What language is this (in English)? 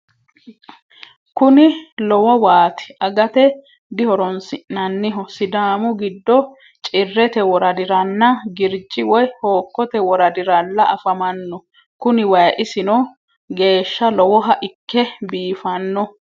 Sidamo